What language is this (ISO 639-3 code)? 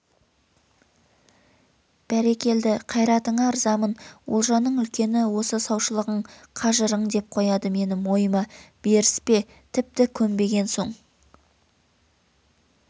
kaz